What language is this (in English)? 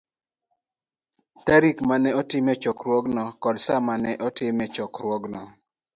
Luo (Kenya and Tanzania)